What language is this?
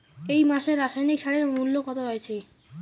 Bangla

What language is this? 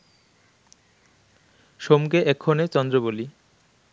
Bangla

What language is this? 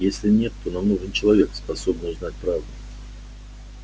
Russian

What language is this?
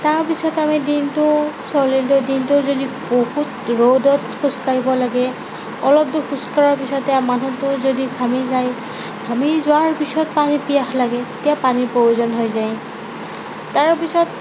Assamese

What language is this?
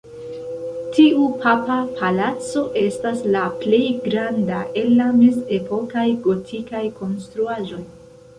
Esperanto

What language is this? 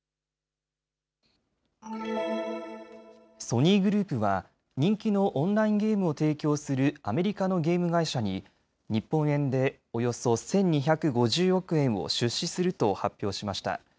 Japanese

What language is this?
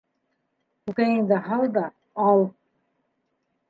Bashkir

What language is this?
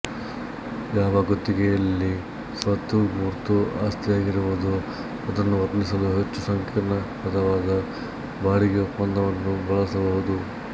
Kannada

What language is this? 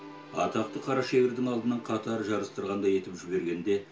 Kazakh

